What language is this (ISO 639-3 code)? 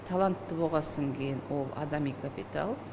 kaz